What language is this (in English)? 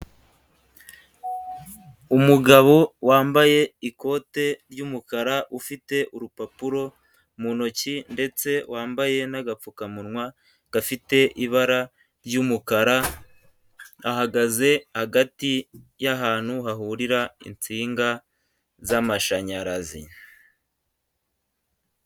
Kinyarwanda